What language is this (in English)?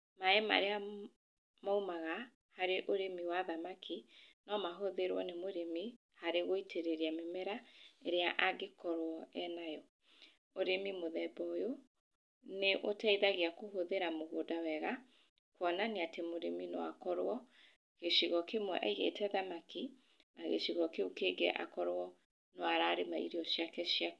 Kikuyu